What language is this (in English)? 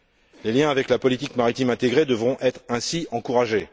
French